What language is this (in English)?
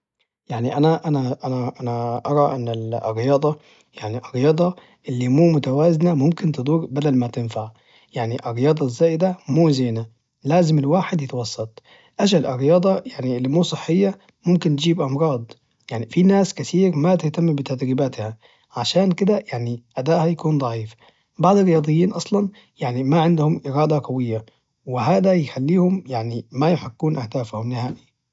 Najdi Arabic